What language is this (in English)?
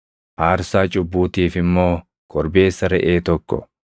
Oromo